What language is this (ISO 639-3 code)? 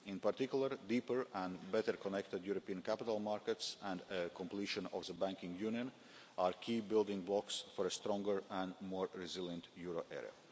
eng